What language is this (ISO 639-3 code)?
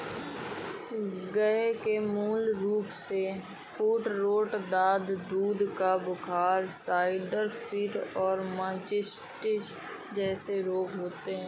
hin